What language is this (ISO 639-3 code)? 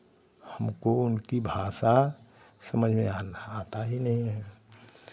hin